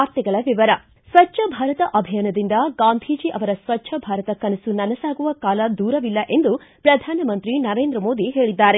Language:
Kannada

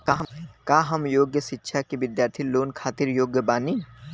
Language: Bhojpuri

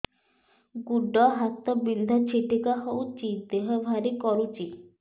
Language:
Odia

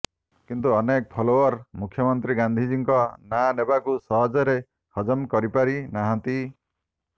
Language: Odia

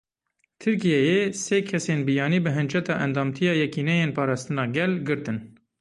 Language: Kurdish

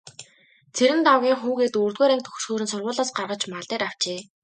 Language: Mongolian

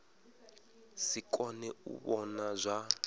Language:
Venda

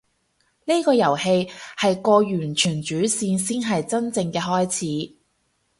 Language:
Cantonese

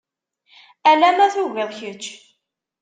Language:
Kabyle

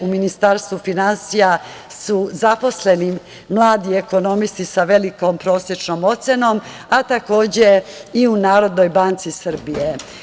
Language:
Serbian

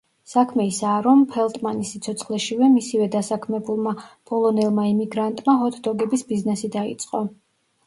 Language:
Georgian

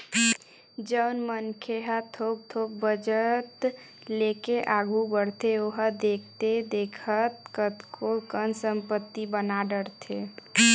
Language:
Chhattisgarhi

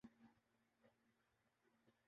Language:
Urdu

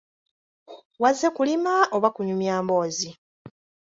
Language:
Ganda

